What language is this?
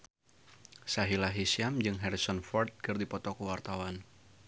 Sundanese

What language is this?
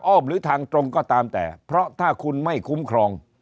Thai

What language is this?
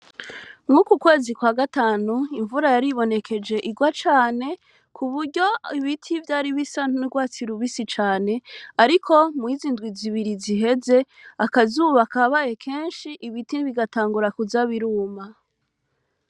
Rundi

